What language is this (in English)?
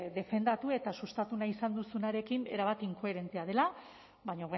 Basque